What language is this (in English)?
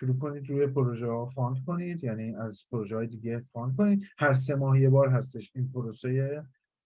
Persian